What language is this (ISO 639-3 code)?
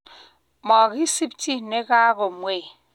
kln